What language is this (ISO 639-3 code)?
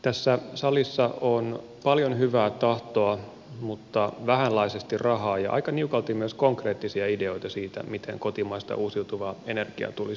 fin